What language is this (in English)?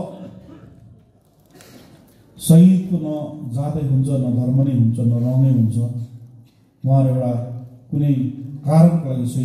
Indonesian